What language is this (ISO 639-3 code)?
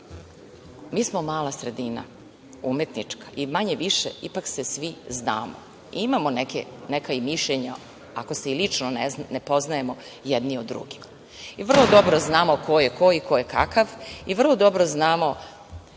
srp